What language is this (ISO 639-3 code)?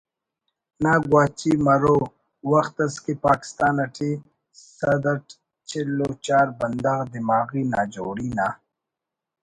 brh